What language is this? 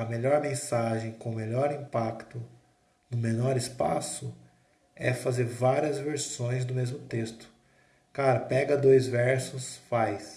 Portuguese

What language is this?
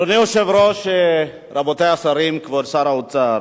Hebrew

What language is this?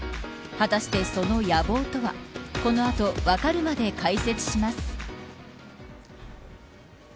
Japanese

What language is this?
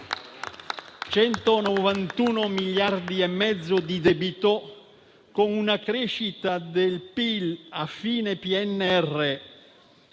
Italian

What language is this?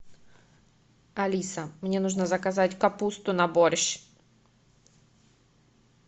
Russian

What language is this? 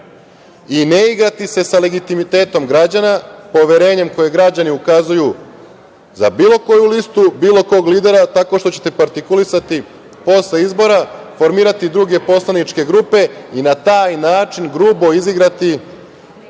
Serbian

